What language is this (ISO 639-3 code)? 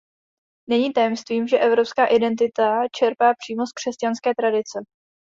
ces